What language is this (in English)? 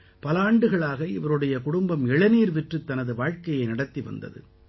Tamil